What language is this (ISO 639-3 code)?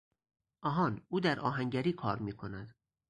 fas